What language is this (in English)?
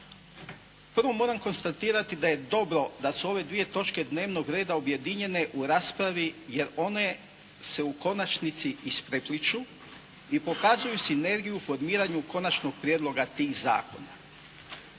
Croatian